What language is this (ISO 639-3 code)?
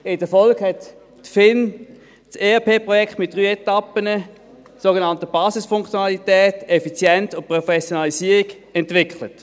gsw